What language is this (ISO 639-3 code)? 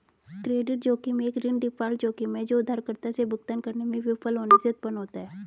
hin